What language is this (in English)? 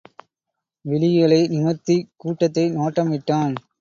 Tamil